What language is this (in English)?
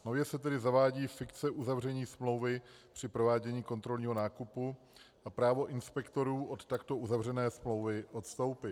Czech